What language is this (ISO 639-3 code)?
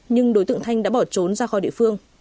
vie